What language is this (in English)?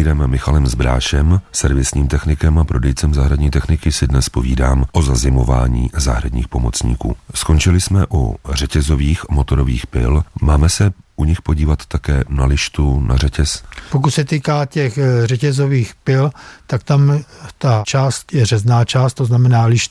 Czech